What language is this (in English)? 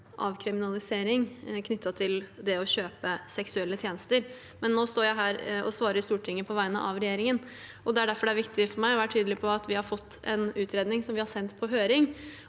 Norwegian